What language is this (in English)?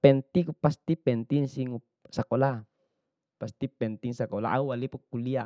Bima